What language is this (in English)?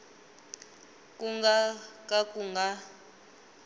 Tsonga